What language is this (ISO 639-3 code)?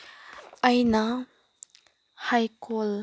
mni